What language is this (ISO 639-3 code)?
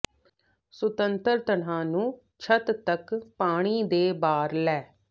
pan